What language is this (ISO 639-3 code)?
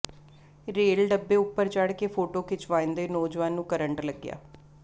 pan